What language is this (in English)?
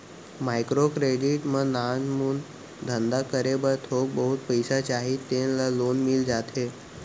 Chhattisgarhi